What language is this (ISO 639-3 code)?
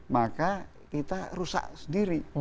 ind